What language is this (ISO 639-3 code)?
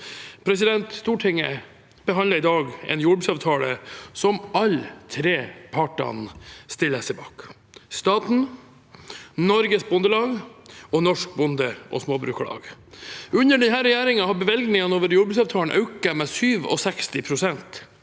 nor